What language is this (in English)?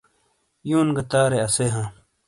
Shina